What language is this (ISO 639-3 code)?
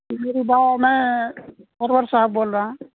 urd